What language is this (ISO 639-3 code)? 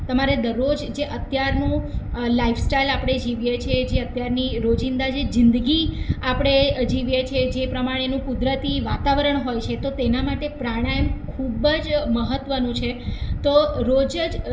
guj